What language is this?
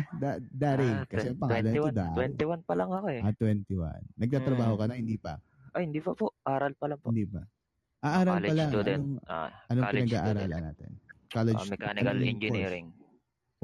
Filipino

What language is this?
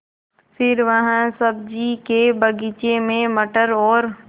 Hindi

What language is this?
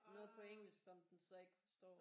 Danish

